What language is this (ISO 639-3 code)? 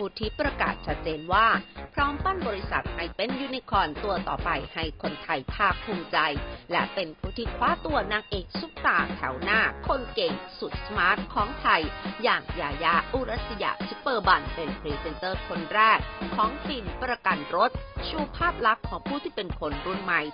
tha